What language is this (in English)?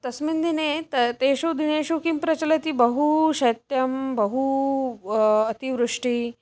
Sanskrit